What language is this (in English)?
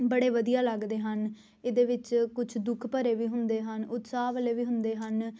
Punjabi